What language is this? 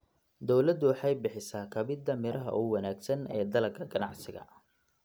Somali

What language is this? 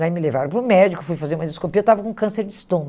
Portuguese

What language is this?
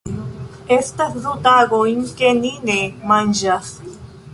Esperanto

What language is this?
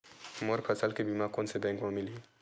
Chhattisgarhi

